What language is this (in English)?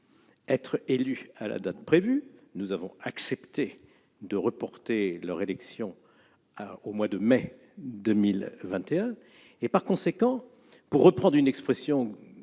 French